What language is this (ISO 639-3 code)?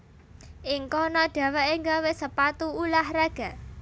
jav